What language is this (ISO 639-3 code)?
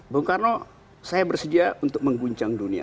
ind